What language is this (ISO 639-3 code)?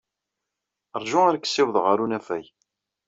kab